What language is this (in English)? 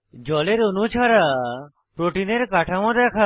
Bangla